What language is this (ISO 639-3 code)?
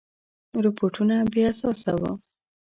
pus